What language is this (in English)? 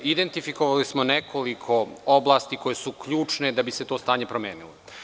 Serbian